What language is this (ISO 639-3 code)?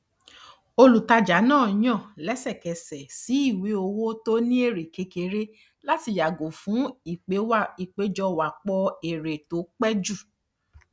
yor